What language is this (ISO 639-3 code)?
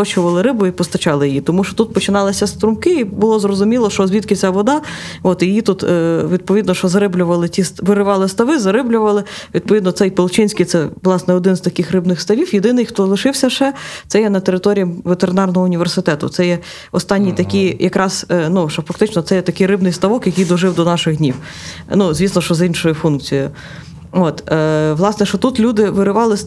ukr